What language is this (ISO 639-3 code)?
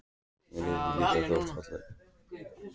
isl